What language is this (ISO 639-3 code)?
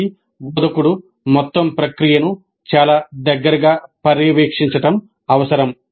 tel